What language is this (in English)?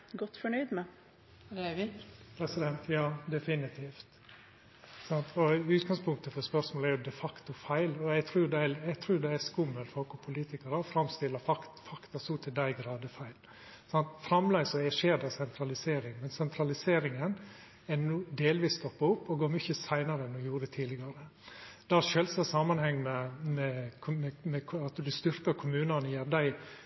Norwegian